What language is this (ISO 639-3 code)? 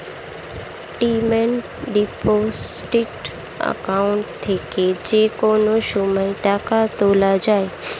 ben